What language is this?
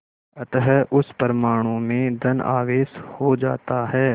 Hindi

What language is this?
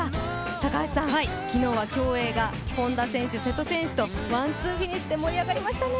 Japanese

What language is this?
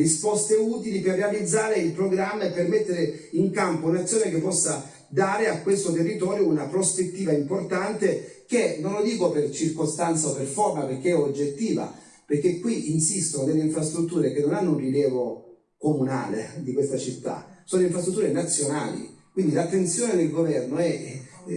Italian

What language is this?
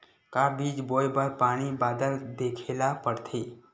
Chhattisgarhi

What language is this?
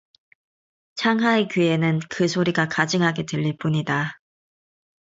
Korean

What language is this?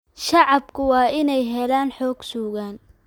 Somali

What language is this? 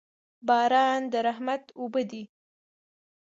Pashto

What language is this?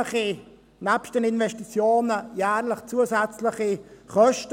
Swiss German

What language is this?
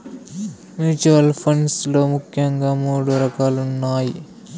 Telugu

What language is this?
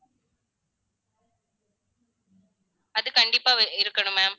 Tamil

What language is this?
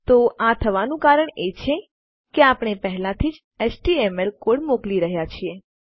Gujarati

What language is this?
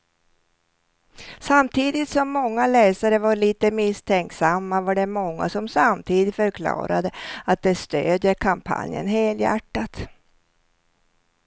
Swedish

